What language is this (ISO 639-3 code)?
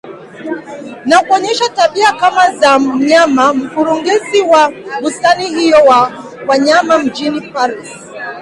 swa